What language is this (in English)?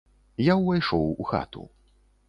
Belarusian